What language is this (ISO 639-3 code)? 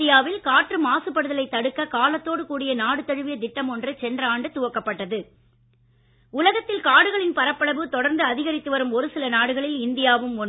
tam